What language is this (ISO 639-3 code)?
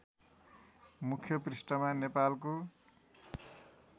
nep